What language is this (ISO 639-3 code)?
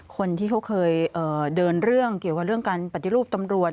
tha